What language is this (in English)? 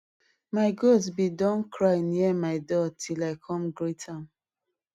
Nigerian Pidgin